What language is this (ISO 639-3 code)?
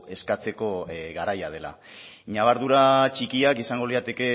eus